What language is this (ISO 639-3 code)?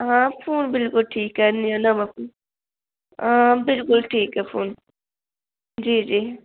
doi